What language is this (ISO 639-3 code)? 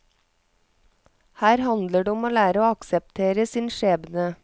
nor